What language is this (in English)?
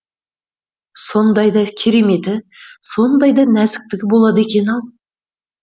Kazakh